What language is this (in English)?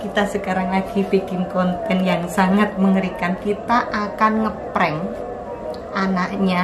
Indonesian